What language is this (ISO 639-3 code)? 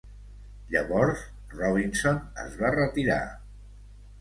cat